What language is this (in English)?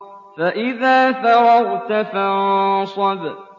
Arabic